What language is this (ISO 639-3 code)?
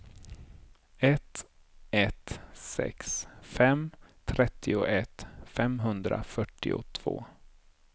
swe